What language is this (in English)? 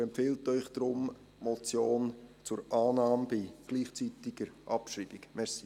Swiss German